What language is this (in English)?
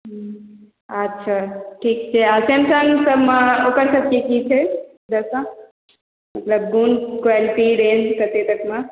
Maithili